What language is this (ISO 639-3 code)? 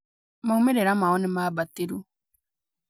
kik